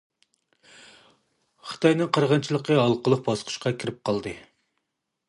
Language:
Uyghur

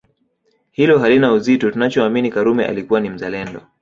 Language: Swahili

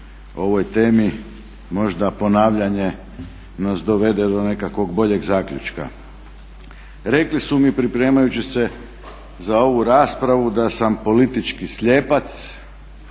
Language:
Croatian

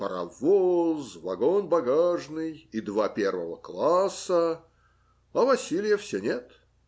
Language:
Russian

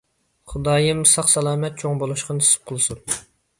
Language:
Uyghur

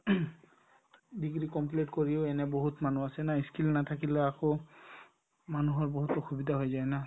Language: Assamese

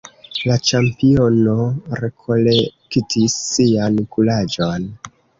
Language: Esperanto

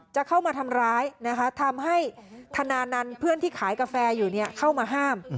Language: Thai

